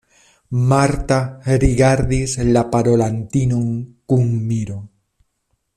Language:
Esperanto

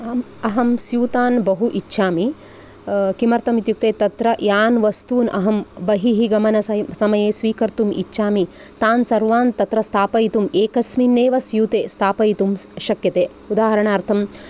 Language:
Sanskrit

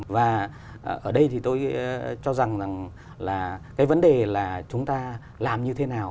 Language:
Vietnamese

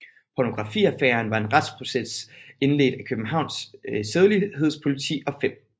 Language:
Danish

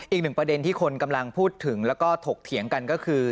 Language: Thai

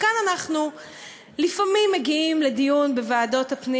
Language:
Hebrew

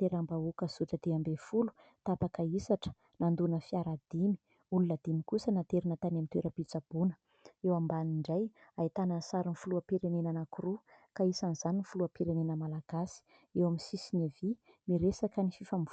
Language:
Malagasy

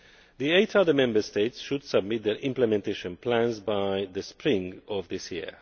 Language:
English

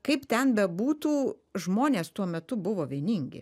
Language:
Lithuanian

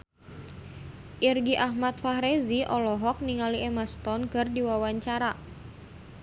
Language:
Sundanese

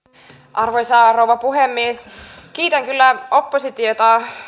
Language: Finnish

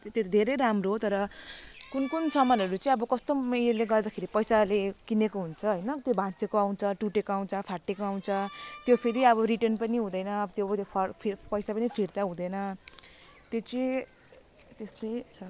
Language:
Nepali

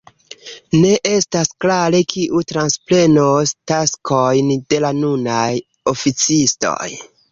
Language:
Esperanto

